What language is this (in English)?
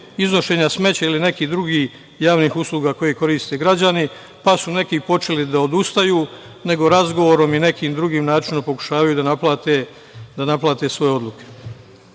Serbian